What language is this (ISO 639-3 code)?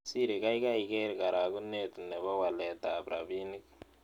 kln